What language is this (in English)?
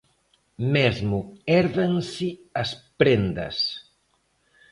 Galician